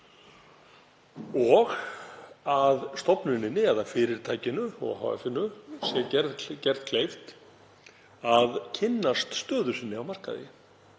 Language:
Icelandic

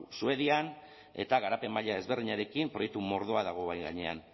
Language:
Basque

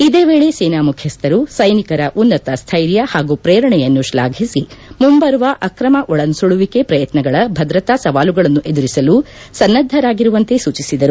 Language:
Kannada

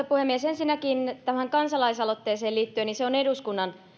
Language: Finnish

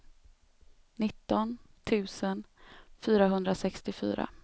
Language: Swedish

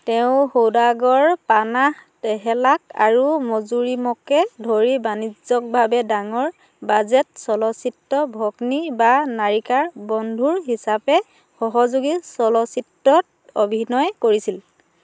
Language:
Assamese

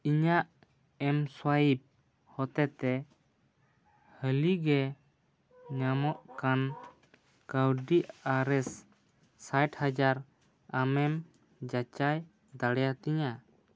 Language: Santali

